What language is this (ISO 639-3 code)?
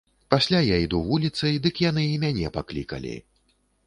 bel